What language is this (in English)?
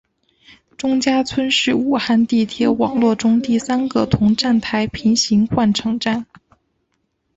Chinese